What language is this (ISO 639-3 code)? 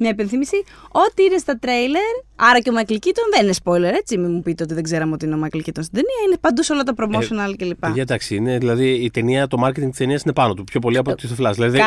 ell